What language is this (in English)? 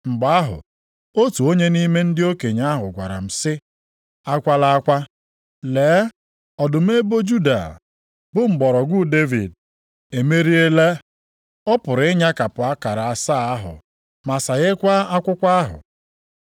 Igbo